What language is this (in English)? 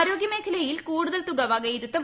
Malayalam